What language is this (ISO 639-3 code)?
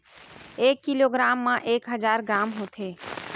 hne